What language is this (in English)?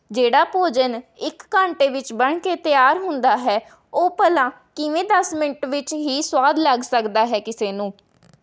Punjabi